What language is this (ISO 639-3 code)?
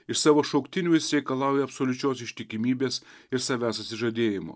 lit